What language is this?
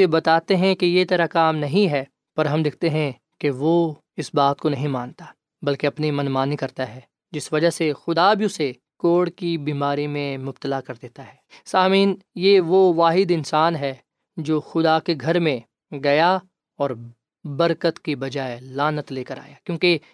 Urdu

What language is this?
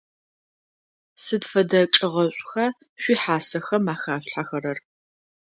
Adyghe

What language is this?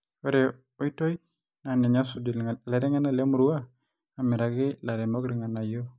Masai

